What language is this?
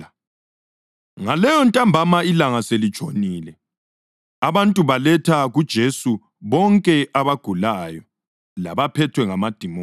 North Ndebele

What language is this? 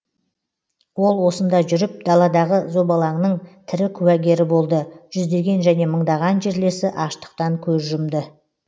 Kazakh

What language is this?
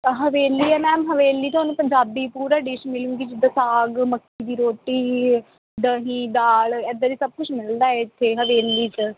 Punjabi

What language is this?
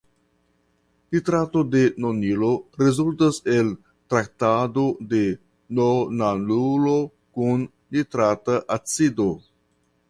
Esperanto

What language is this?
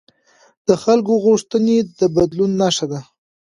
Pashto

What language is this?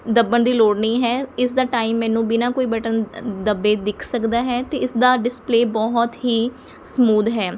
Punjabi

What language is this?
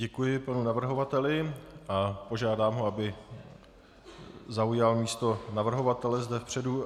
Czech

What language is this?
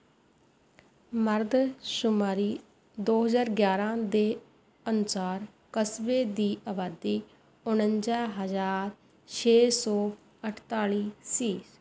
Punjabi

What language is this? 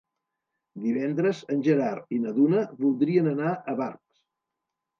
Catalan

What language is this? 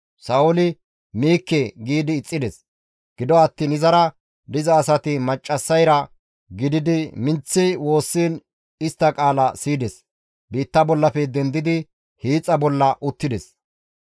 Gamo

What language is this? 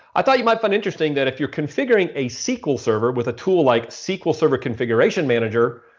English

